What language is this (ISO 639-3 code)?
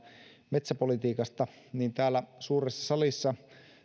fin